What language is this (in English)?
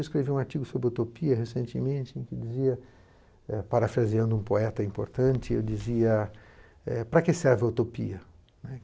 Portuguese